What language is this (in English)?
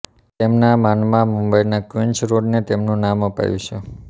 Gujarati